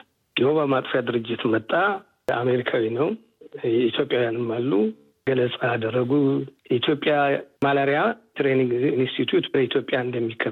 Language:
Amharic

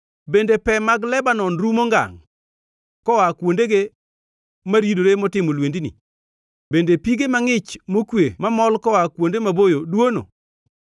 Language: Luo (Kenya and Tanzania)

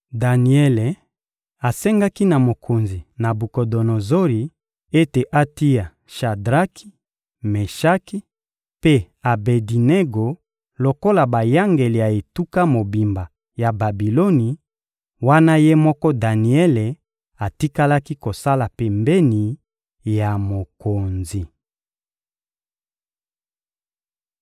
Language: Lingala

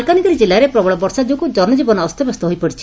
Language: Odia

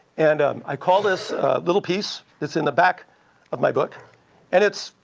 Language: English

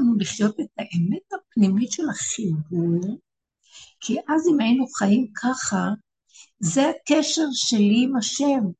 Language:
Hebrew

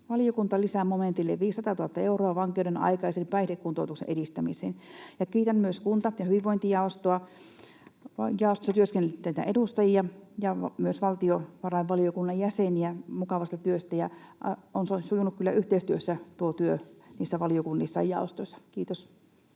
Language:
Finnish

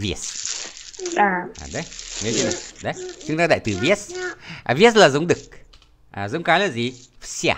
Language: Vietnamese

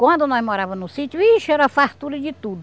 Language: Portuguese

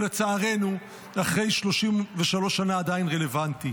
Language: Hebrew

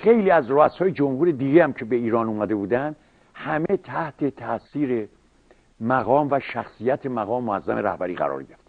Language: Persian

